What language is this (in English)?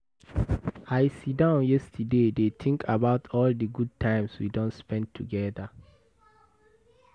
Nigerian Pidgin